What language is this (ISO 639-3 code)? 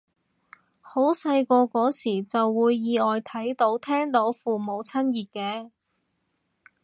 yue